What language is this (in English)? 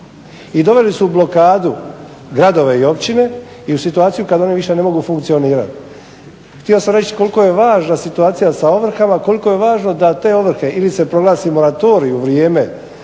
Croatian